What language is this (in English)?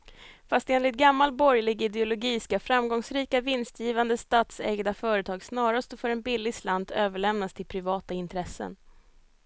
Swedish